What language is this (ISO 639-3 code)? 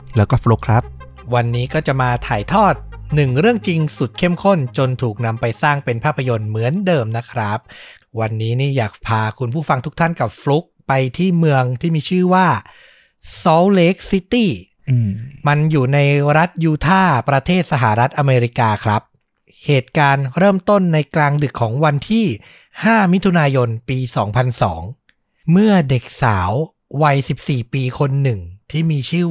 tha